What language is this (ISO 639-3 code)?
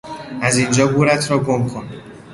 fas